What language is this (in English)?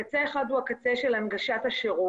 Hebrew